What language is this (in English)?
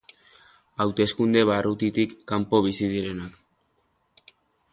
Basque